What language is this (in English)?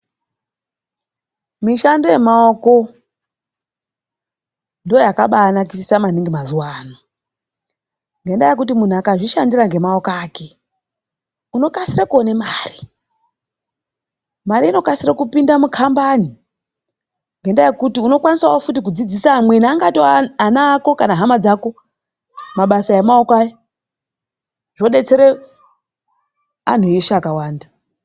Ndau